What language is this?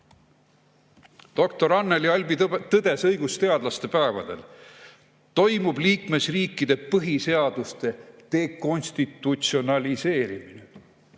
Estonian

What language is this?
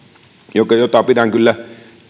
Finnish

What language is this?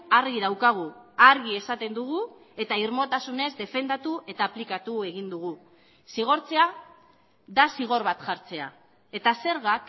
Basque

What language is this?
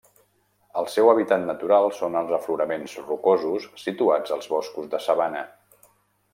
Catalan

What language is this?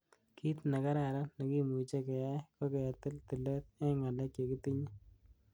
Kalenjin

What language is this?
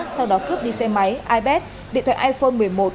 Vietnamese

